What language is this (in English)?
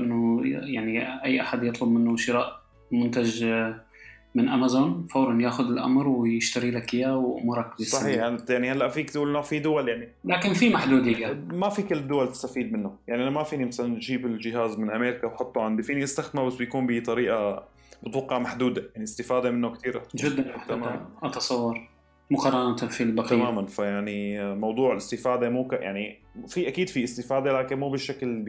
Arabic